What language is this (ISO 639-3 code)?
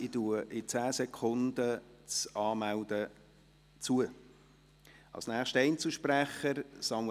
gsw